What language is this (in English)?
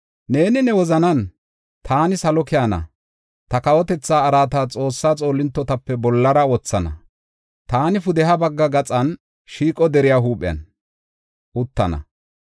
Gofa